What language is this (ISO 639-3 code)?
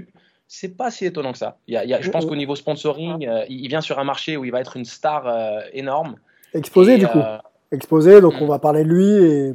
fra